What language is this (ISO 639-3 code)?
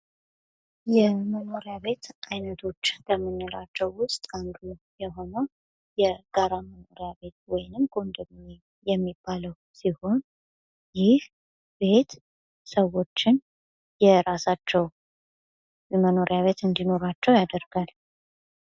amh